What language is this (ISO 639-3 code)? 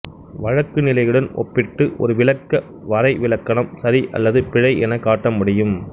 tam